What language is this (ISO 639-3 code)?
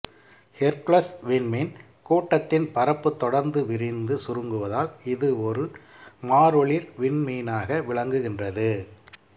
tam